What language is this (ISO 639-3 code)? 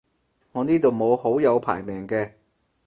yue